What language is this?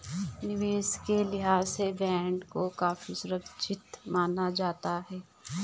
Hindi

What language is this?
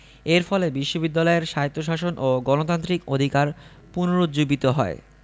Bangla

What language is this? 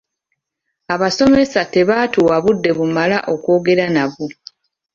Ganda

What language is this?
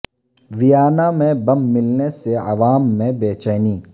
Urdu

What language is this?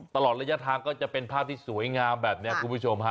Thai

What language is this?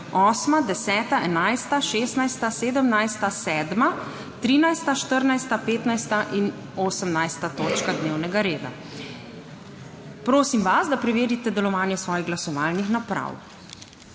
Slovenian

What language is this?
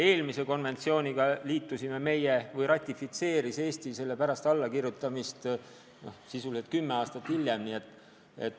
Estonian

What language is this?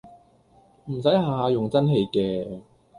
Cantonese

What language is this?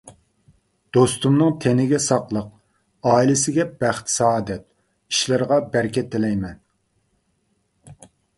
Uyghur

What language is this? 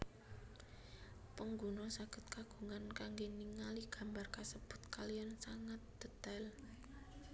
Javanese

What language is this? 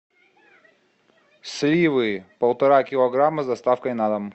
Russian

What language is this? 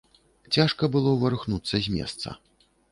Belarusian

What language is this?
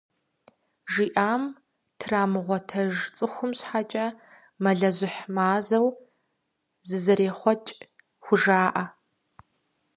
Kabardian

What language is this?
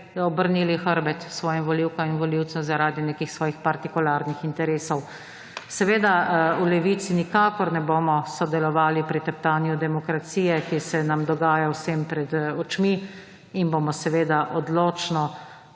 Slovenian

